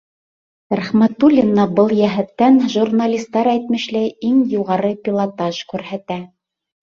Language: Bashkir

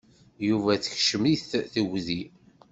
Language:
Kabyle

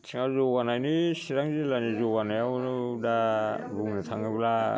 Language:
Bodo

